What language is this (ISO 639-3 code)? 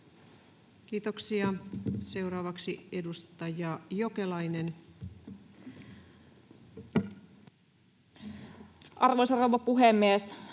fin